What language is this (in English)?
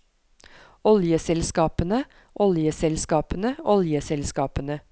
Norwegian